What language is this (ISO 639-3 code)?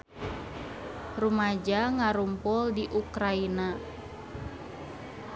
sun